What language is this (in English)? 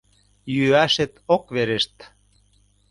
Mari